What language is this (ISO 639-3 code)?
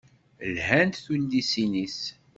kab